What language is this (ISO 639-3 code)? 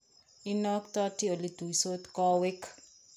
kln